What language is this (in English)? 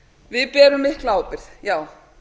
Icelandic